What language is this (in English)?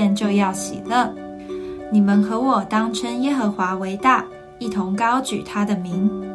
Chinese